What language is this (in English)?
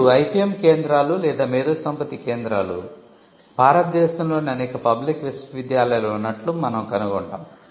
Telugu